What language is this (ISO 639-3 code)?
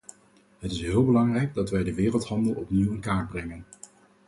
nld